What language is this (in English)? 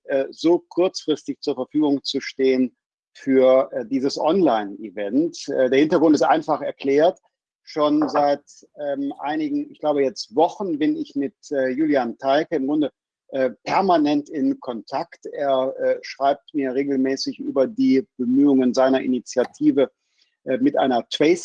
German